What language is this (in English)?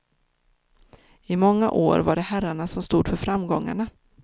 Swedish